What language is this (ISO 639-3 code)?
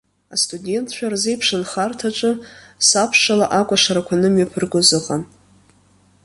abk